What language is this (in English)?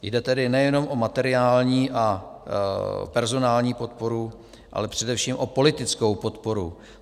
Czech